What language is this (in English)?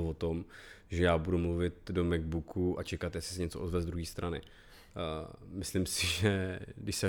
Czech